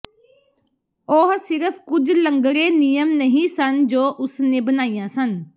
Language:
Punjabi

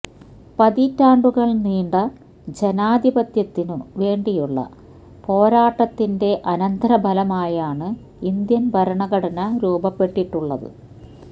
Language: Malayalam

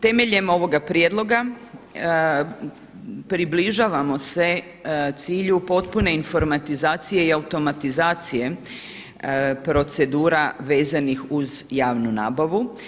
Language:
Croatian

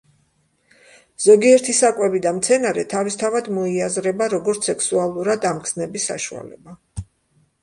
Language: Georgian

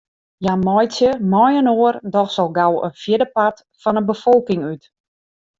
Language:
Western Frisian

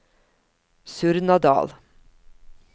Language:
Norwegian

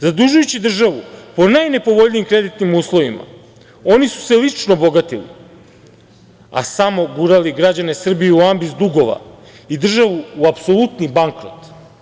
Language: Serbian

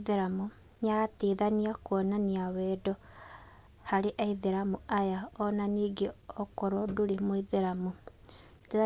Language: Kikuyu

